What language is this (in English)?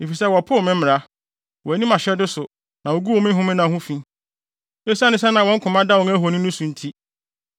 Akan